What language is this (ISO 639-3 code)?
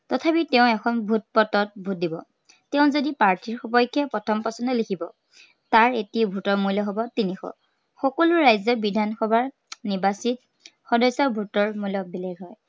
asm